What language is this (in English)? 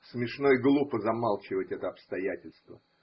Russian